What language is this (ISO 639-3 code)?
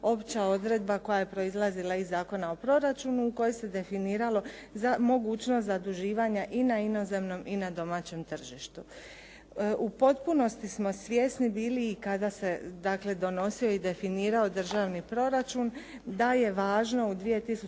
hrv